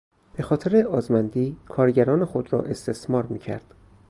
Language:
Persian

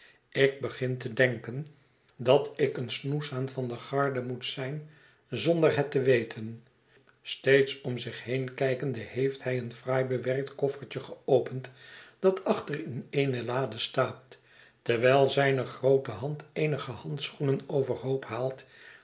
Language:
Dutch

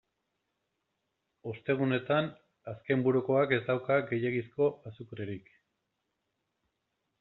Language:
Basque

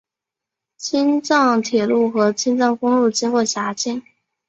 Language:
Chinese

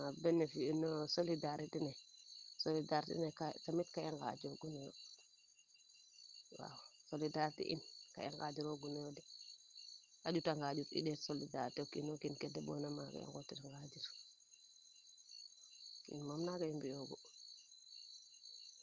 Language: Serer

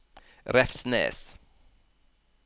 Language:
Norwegian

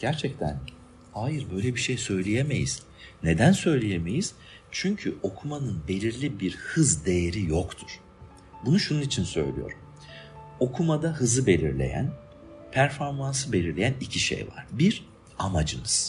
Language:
Turkish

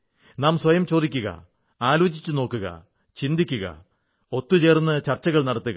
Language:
Malayalam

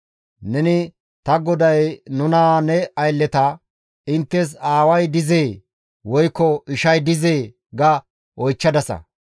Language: Gamo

